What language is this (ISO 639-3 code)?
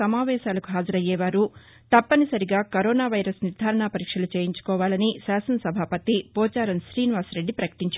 tel